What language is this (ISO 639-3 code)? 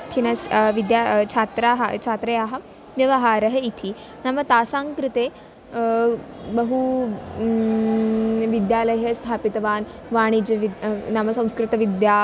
san